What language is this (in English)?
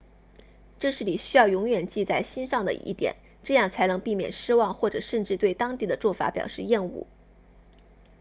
Chinese